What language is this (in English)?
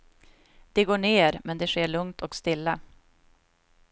Swedish